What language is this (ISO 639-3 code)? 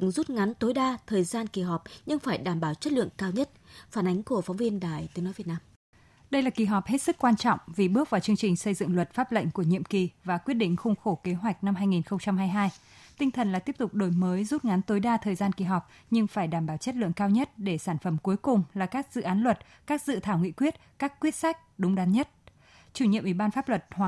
vie